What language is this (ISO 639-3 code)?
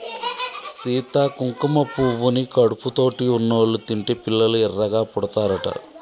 tel